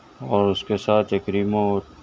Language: Urdu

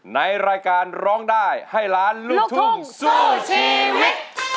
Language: Thai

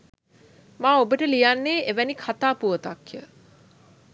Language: Sinhala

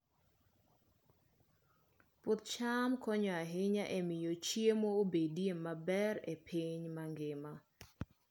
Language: Luo (Kenya and Tanzania)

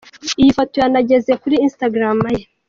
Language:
Kinyarwanda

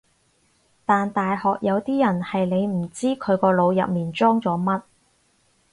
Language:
Cantonese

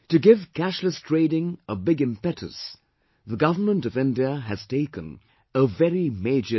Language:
English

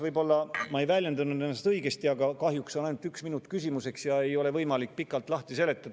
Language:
Estonian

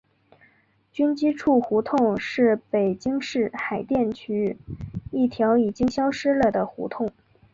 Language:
Chinese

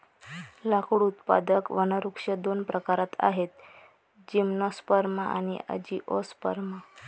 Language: Marathi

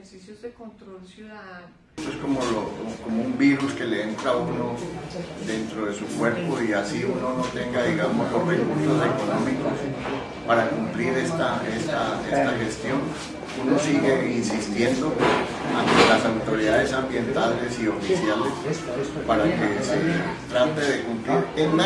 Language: Spanish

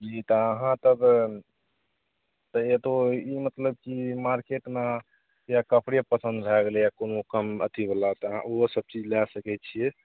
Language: Maithili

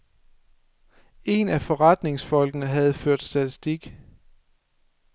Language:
Danish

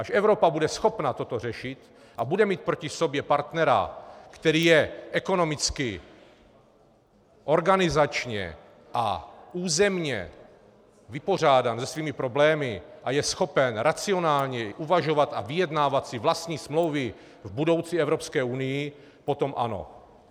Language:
Czech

